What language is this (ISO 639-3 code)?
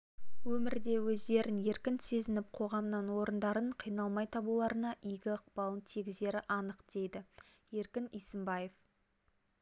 kaz